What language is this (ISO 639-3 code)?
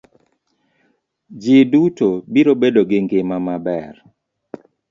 luo